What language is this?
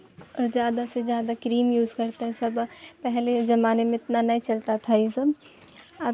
Urdu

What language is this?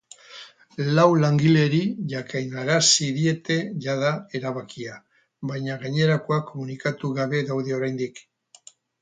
Basque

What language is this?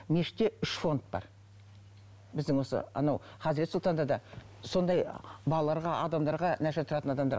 Kazakh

